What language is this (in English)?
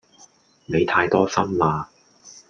Cantonese